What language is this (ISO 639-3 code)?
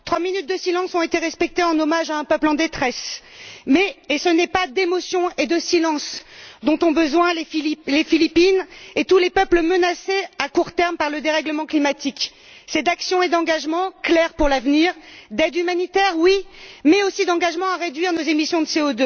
fra